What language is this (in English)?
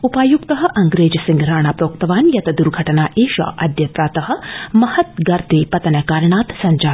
Sanskrit